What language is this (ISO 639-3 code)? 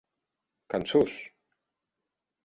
oci